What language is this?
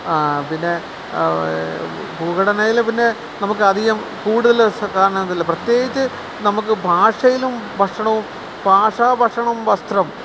Malayalam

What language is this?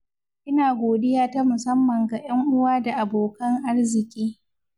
Hausa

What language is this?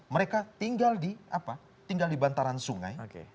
Indonesian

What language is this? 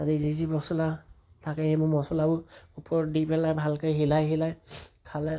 Assamese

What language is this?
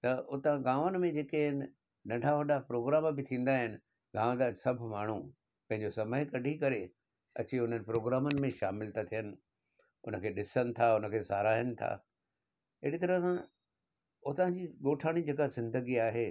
Sindhi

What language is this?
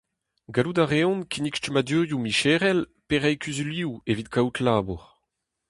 Breton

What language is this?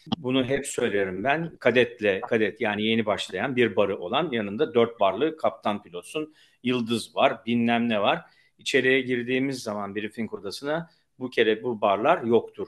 Turkish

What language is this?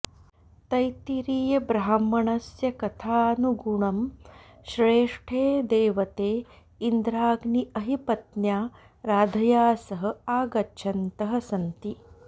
Sanskrit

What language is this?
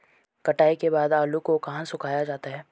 Hindi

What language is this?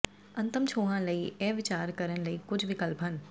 Punjabi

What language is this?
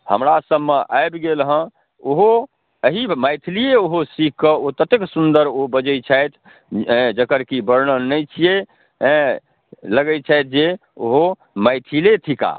Maithili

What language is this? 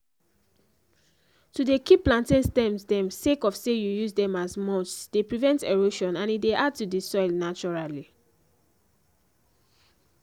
Nigerian Pidgin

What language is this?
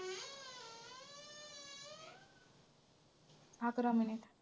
Marathi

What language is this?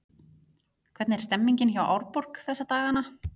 Icelandic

